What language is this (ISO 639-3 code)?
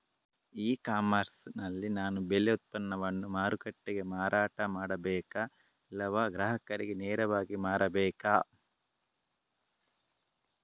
kan